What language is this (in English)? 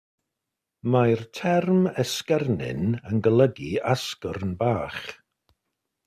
Welsh